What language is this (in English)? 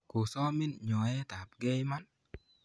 Kalenjin